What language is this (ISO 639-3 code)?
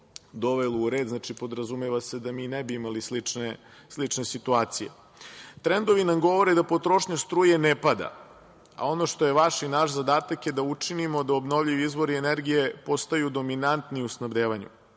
srp